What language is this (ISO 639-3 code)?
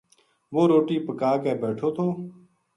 gju